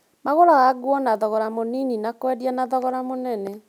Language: Kikuyu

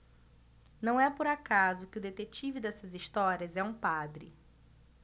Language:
Portuguese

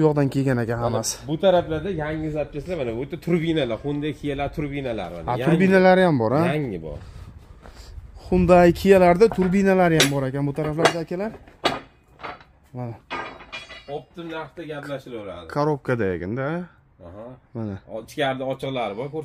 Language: Turkish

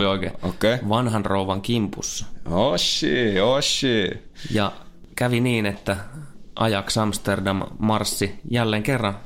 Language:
Finnish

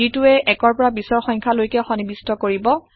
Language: Assamese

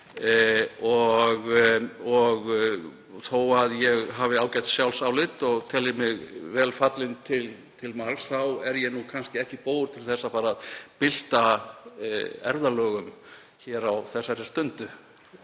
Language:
Icelandic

